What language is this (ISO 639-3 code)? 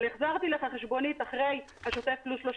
heb